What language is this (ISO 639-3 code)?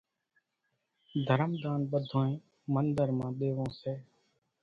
gjk